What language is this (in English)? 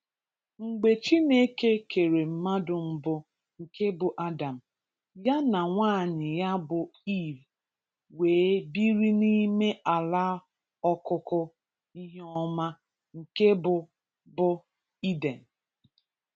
Igbo